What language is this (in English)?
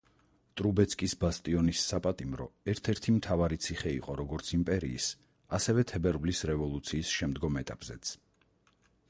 Georgian